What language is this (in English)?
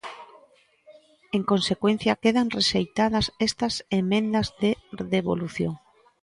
Galician